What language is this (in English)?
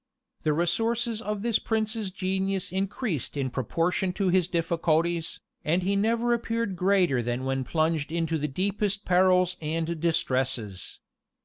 English